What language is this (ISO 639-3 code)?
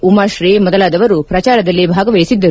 kan